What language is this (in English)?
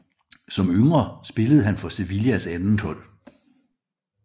Danish